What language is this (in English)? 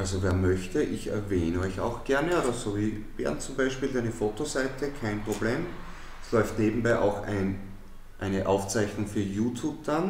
German